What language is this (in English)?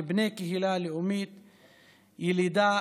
Hebrew